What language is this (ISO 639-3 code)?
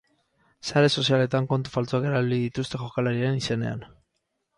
eus